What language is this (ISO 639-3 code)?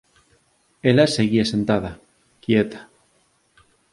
glg